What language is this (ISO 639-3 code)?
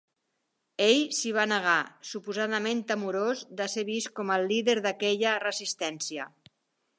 cat